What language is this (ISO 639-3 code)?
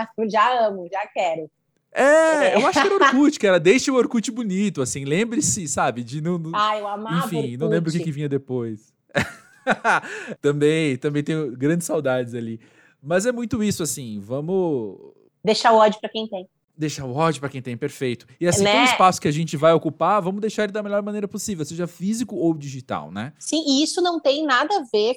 por